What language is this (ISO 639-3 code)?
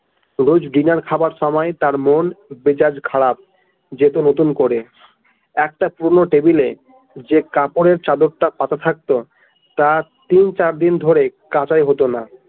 ben